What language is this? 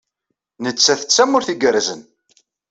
Kabyle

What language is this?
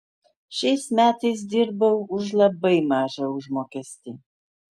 Lithuanian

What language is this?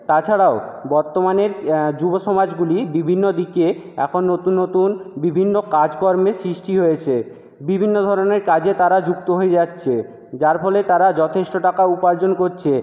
Bangla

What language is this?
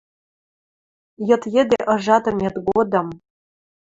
Western Mari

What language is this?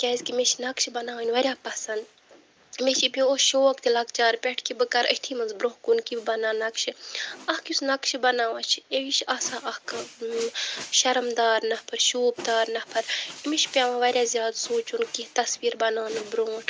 Kashmiri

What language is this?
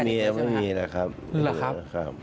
Thai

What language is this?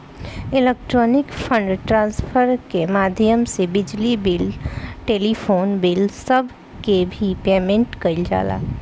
Bhojpuri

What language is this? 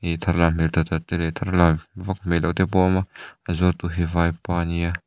Mizo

